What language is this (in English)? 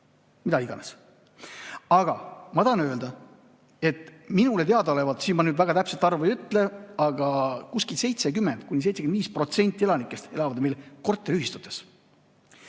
Estonian